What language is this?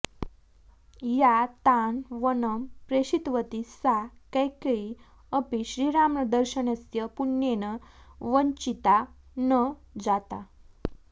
Sanskrit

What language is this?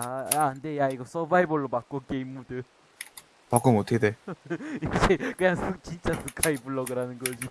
Korean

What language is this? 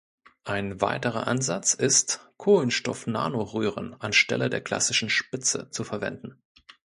German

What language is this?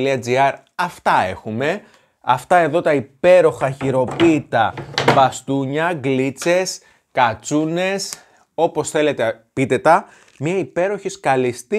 Greek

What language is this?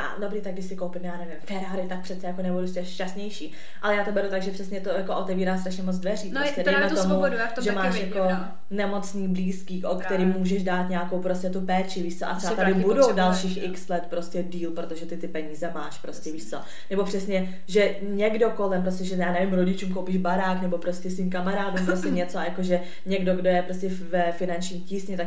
Czech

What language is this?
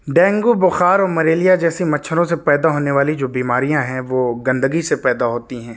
Urdu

